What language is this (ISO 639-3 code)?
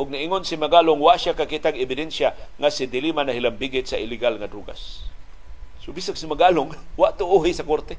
fil